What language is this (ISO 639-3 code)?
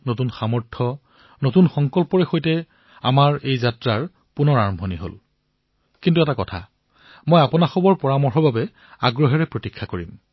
asm